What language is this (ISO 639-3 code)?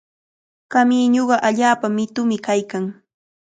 qvl